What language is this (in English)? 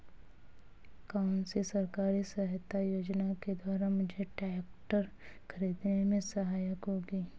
Hindi